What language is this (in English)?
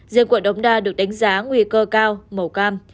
Vietnamese